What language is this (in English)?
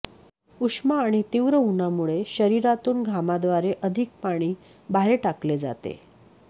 Marathi